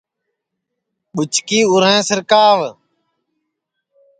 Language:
Sansi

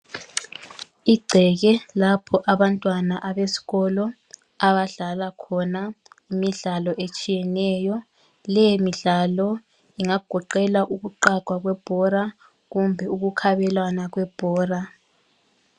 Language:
North Ndebele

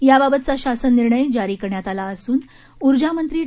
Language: Marathi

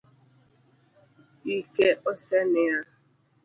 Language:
Luo (Kenya and Tanzania)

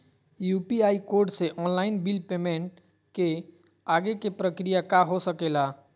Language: Magahi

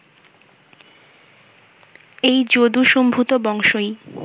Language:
Bangla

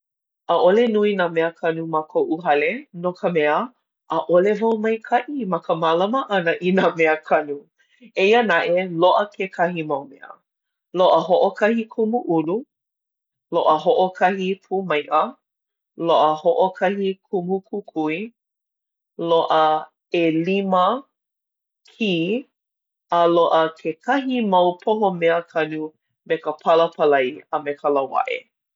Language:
Hawaiian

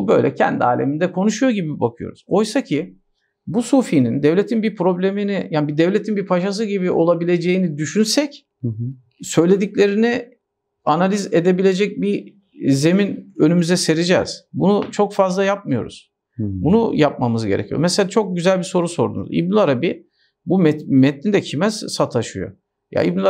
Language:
Turkish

